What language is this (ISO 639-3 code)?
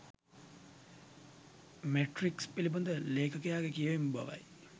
sin